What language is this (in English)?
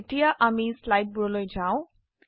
Assamese